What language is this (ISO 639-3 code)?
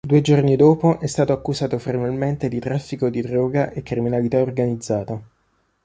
ita